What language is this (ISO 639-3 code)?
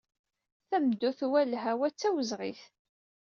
kab